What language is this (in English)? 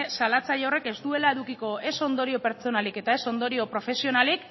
Basque